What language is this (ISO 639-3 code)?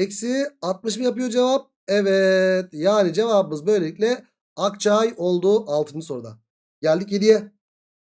tur